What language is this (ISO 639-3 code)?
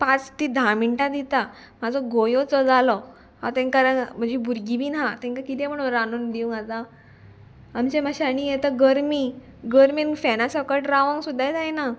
kok